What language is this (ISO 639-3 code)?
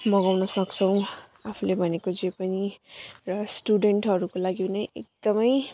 nep